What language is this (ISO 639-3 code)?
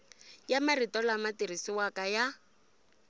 tso